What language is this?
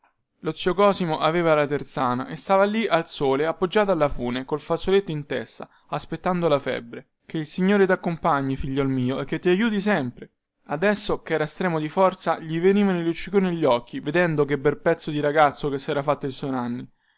Italian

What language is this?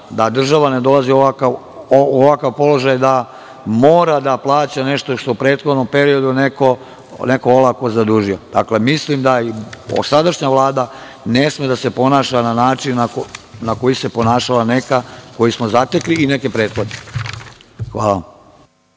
Serbian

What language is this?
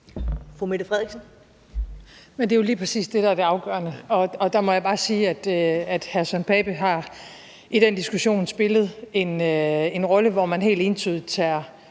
Danish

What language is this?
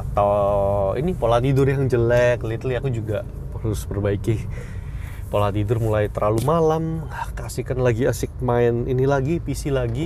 Indonesian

